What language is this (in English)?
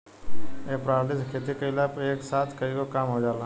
Bhojpuri